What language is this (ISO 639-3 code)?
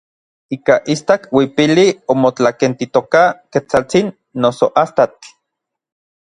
nlv